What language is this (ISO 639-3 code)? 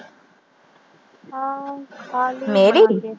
pan